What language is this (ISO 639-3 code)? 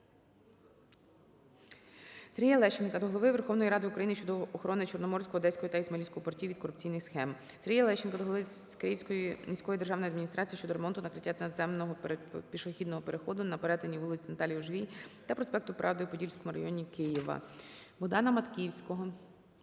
ukr